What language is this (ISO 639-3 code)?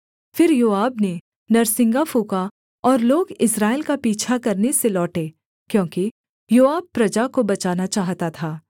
hin